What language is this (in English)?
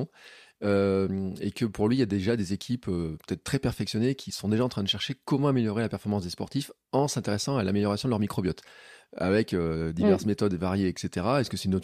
French